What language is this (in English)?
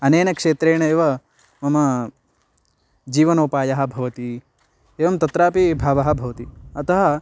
Sanskrit